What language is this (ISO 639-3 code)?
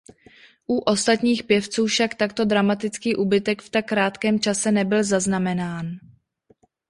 ces